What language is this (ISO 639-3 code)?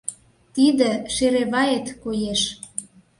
chm